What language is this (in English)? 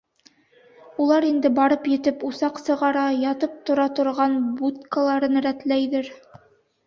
Bashkir